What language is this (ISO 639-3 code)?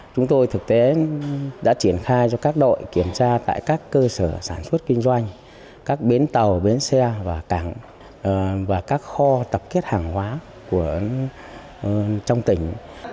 vie